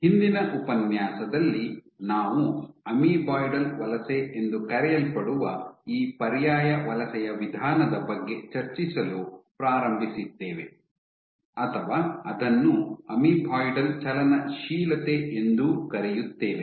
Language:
Kannada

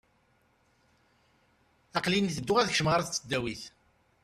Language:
Kabyle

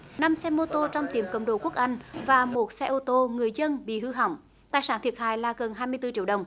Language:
Vietnamese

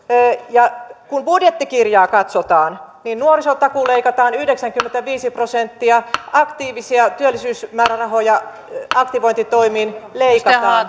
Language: Finnish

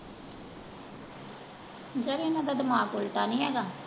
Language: Punjabi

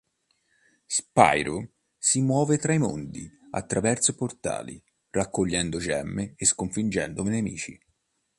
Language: Italian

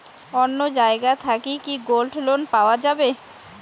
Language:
Bangla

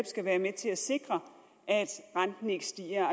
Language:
Danish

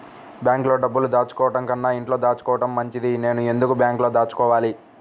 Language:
Telugu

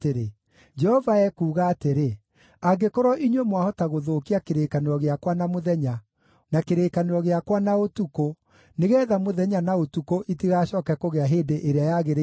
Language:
Kikuyu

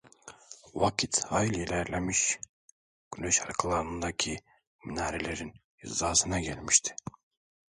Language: Turkish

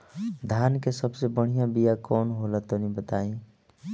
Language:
Bhojpuri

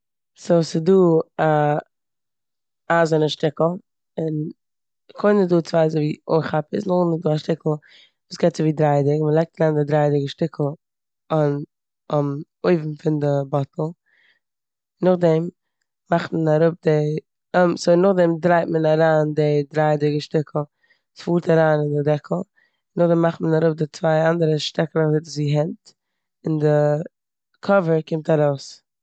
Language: Yiddish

